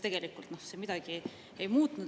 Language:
Estonian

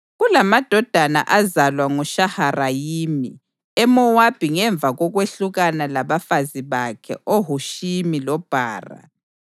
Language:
North Ndebele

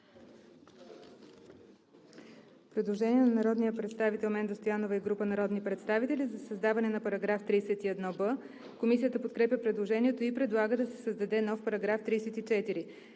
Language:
Bulgarian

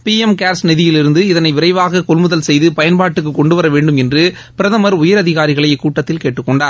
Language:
Tamil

